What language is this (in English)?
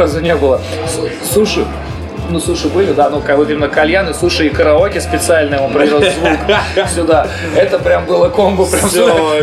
Russian